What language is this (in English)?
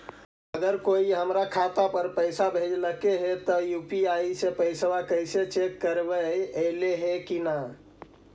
Magahi